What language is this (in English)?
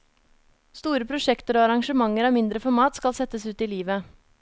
Norwegian